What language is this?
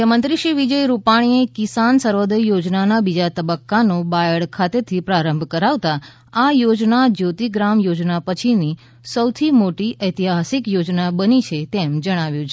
Gujarati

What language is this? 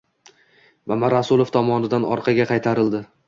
Uzbek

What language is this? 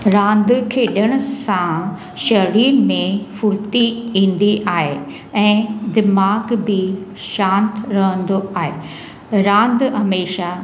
Sindhi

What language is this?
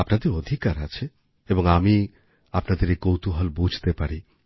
Bangla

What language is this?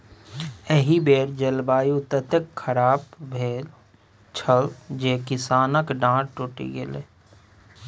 Maithili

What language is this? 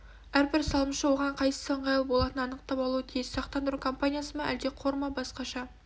Kazakh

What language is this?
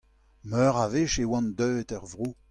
Breton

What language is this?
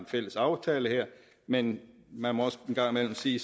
Danish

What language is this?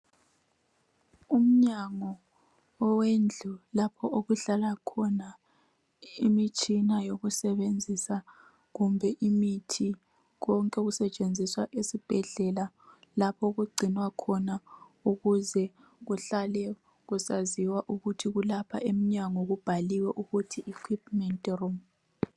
North Ndebele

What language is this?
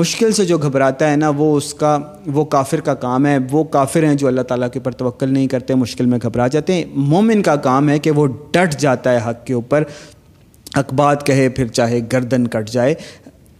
Urdu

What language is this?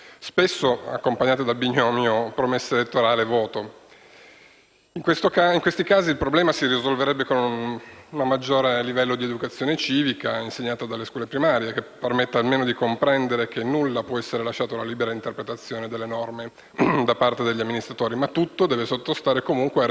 Italian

